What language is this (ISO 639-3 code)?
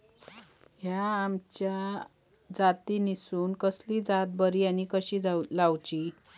mar